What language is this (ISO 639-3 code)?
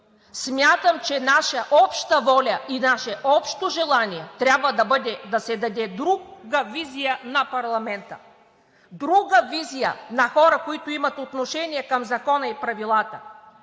bul